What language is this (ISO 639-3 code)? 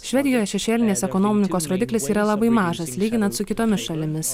lit